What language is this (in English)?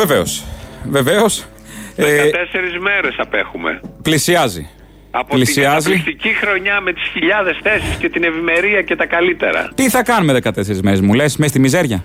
Greek